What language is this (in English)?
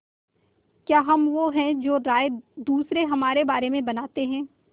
Hindi